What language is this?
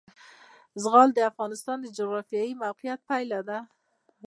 Pashto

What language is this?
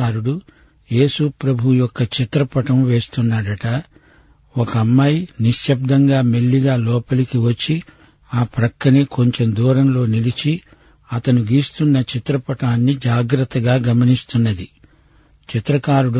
Telugu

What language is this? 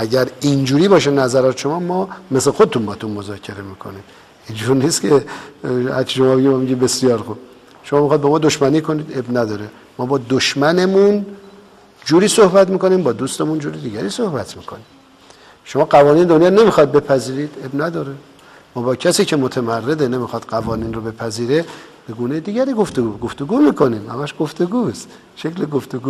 Persian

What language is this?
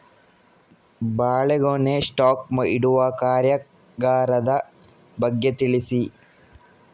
Kannada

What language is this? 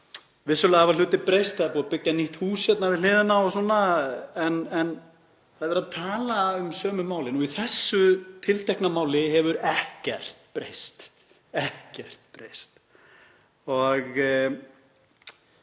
Icelandic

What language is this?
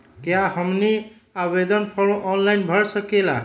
Magahi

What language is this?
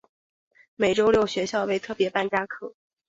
Chinese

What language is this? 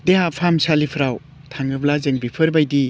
Bodo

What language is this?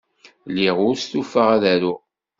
Kabyle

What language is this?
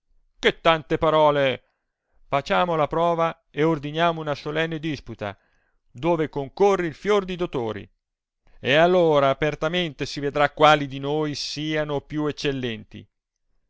Italian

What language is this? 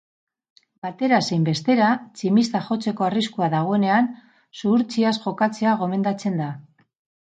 Basque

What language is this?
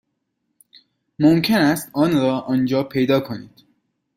Persian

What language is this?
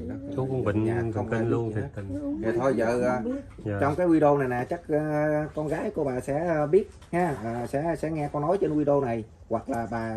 Vietnamese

